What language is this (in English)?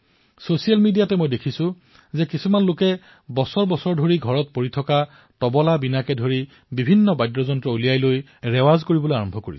Assamese